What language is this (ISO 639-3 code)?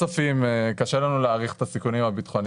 heb